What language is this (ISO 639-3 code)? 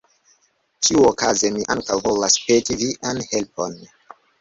epo